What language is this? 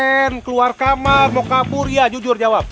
Indonesian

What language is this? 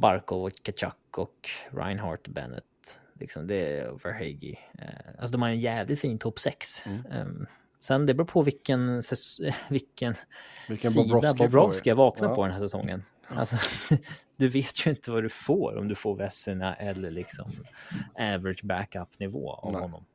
Swedish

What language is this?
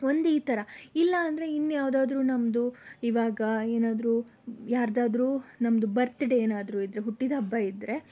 Kannada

